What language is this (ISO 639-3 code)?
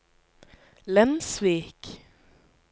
nor